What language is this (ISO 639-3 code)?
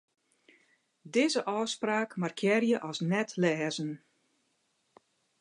fry